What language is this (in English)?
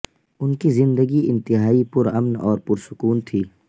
Urdu